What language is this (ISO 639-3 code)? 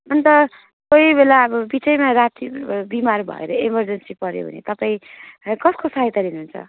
nep